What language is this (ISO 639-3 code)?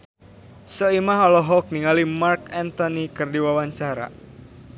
sun